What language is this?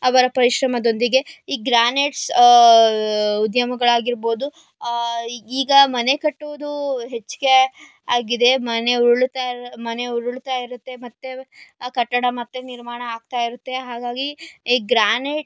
Kannada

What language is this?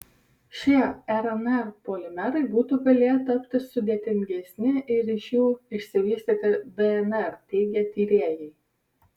Lithuanian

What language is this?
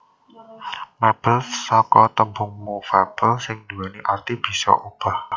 Javanese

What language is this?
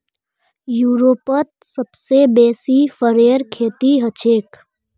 Magahi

